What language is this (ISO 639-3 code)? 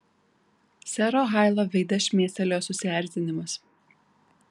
lit